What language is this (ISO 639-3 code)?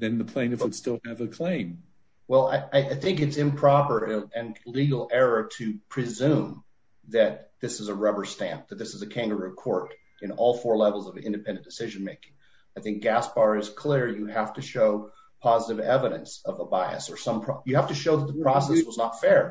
eng